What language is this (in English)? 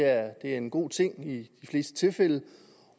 Danish